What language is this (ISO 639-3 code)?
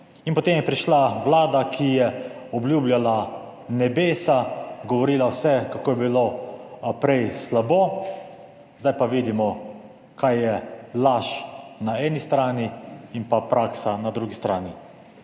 slv